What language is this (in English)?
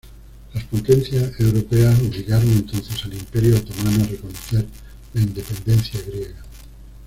Spanish